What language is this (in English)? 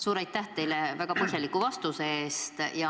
Estonian